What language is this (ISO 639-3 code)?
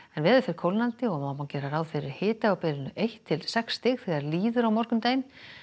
isl